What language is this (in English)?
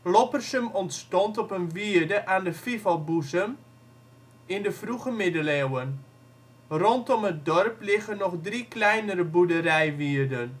Dutch